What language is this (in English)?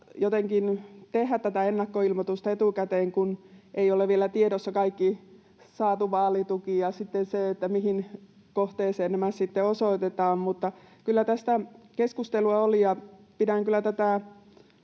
Finnish